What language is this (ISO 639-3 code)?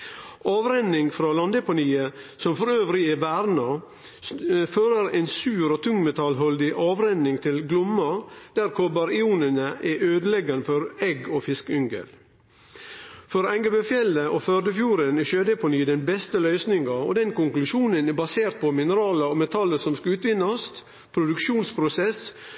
nno